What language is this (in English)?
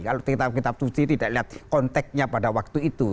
Indonesian